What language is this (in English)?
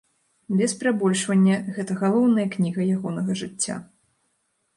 Belarusian